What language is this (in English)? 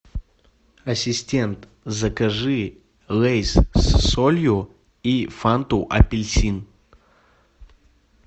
Russian